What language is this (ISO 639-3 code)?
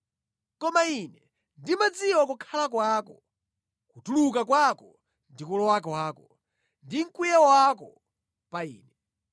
nya